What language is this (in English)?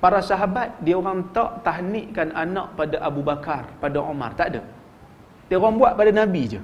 Malay